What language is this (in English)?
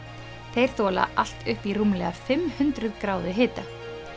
Icelandic